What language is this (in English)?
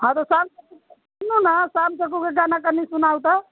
Maithili